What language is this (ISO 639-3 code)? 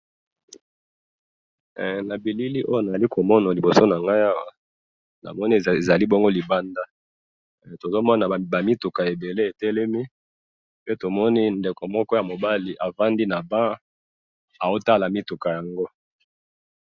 lin